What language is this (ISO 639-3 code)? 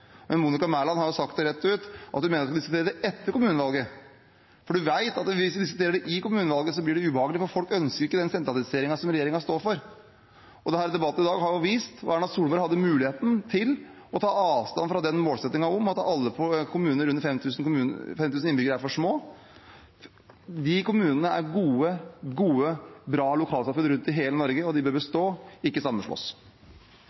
nob